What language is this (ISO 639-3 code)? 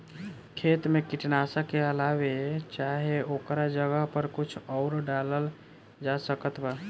bho